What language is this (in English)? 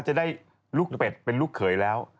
Thai